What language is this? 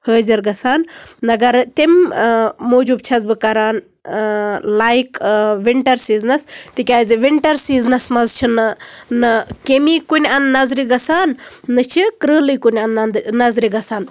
Kashmiri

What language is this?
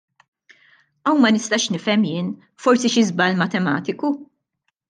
Maltese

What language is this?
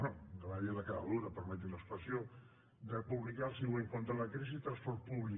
Catalan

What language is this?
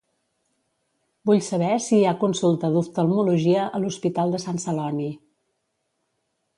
Catalan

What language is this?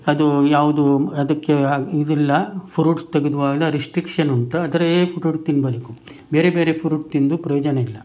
Kannada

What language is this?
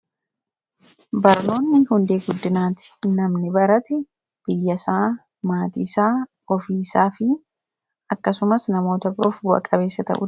Oromo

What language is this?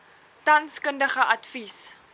Afrikaans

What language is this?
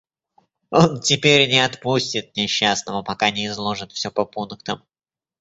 Russian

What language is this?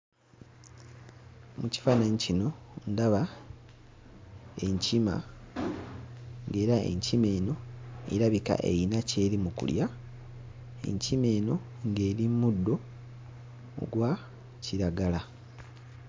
Ganda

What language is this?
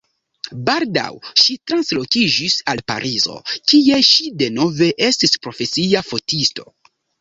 Esperanto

